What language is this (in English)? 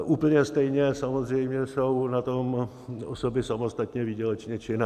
Czech